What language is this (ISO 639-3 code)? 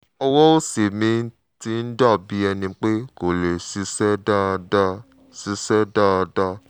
yor